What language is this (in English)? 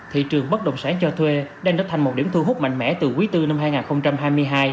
Vietnamese